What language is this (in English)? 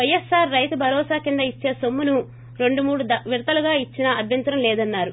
Telugu